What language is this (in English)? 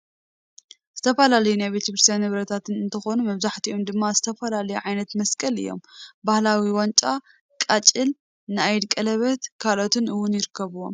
Tigrinya